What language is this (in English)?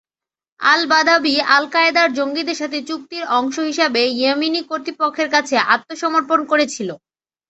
Bangla